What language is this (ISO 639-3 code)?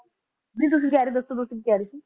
pan